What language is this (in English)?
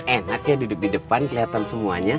Indonesian